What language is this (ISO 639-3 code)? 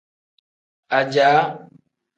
kdh